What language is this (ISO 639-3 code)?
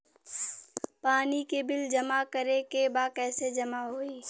bho